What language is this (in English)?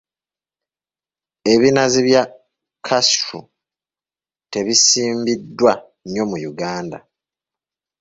Ganda